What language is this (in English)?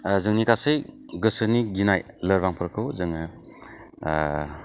Bodo